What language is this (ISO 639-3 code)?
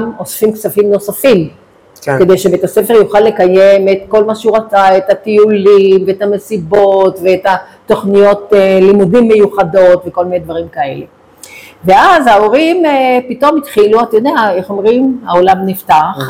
heb